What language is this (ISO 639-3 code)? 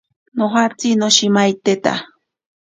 prq